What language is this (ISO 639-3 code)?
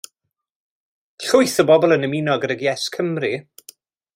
cym